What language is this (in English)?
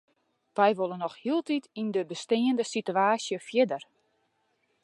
Western Frisian